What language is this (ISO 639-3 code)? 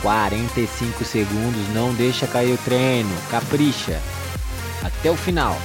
por